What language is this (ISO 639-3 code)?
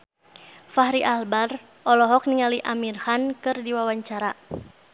sun